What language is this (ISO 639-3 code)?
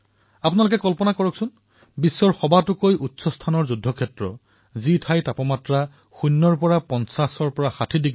asm